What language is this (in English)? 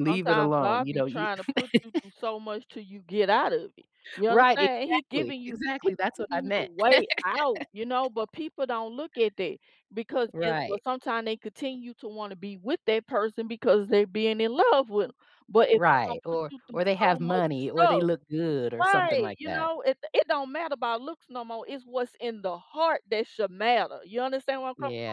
English